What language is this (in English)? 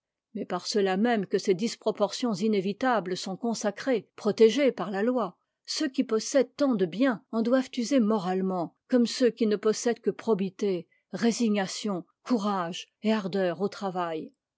French